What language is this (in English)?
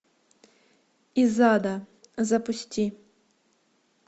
Russian